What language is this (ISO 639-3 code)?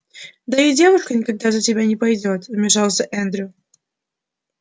rus